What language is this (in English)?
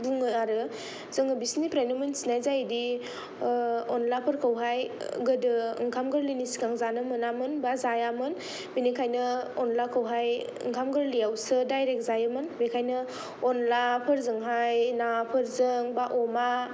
Bodo